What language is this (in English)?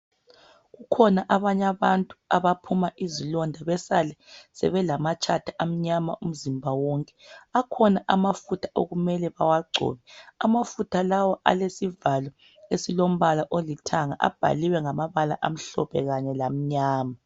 North Ndebele